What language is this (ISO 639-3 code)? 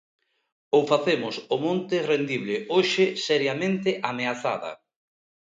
glg